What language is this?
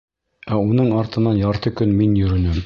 Bashkir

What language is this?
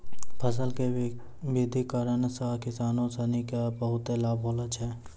Maithili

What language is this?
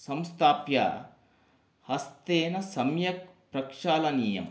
Sanskrit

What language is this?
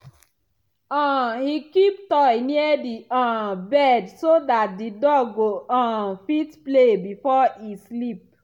Nigerian Pidgin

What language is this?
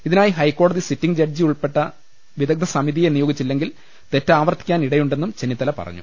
Malayalam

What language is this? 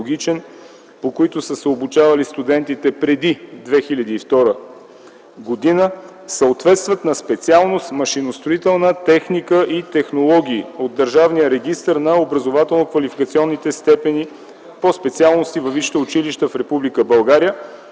Bulgarian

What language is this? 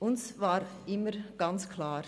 Swiss German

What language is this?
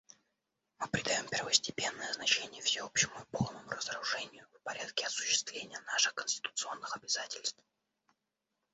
Russian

